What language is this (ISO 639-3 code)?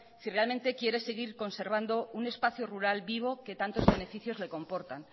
spa